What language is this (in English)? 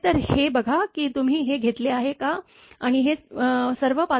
Marathi